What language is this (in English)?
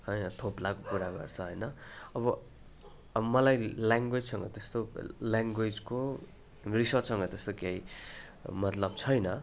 Nepali